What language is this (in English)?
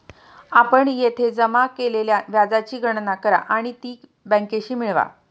Marathi